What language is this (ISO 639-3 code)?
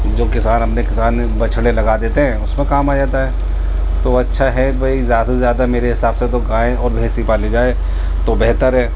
urd